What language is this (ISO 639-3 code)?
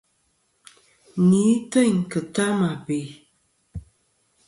bkm